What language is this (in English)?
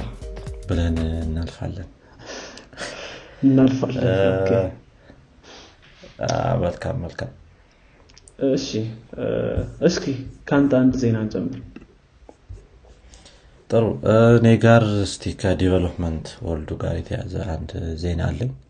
Amharic